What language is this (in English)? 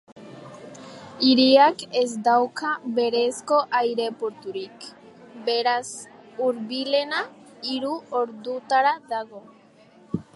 Basque